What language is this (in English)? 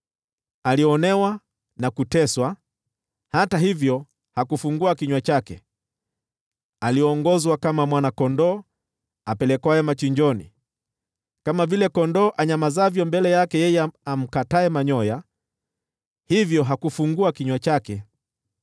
Swahili